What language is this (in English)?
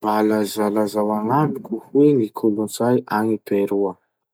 Masikoro Malagasy